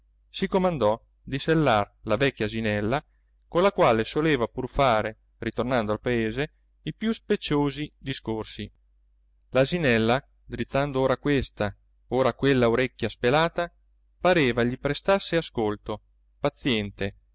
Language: Italian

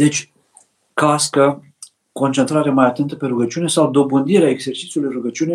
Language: Romanian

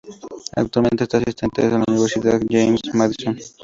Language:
Spanish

